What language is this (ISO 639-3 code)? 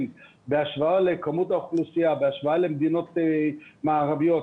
heb